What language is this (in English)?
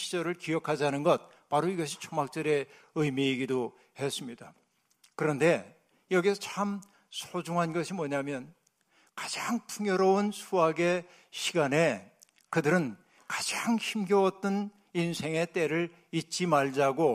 Korean